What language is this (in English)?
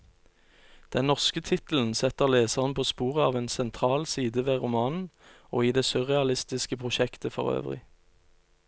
Norwegian